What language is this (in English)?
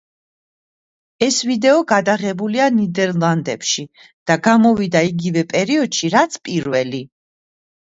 Georgian